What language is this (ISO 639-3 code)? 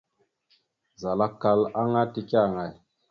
mxu